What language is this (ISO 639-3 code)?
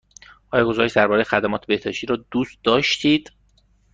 fas